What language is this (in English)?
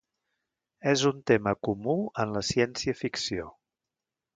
Catalan